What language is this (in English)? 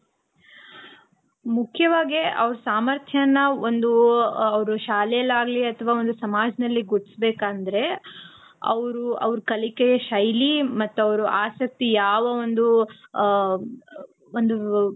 Kannada